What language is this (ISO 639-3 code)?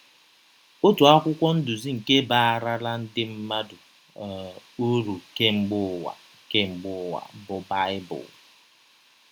ibo